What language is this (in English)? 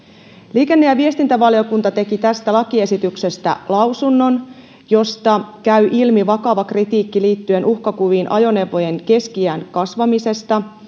Finnish